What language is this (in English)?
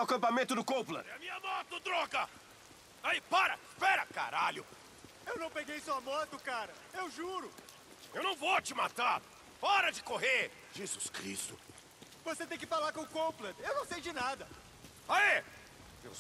Portuguese